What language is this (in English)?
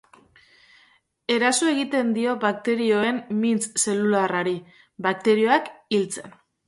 Basque